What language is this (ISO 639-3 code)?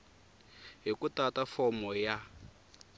tso